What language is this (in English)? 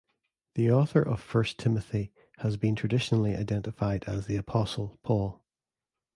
English